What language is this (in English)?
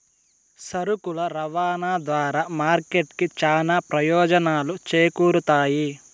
Telugu